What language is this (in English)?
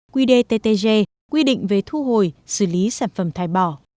Vietnamese